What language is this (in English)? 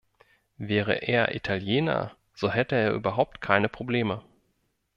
German